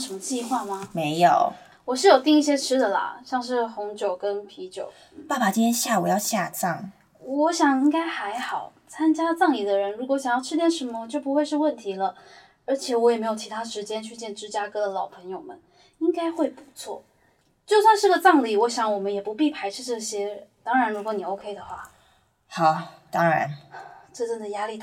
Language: Chinese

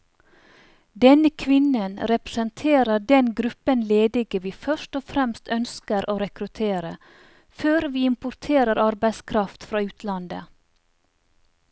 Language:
Norwegian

